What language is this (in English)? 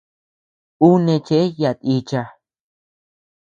Tepeuxila Cuicatec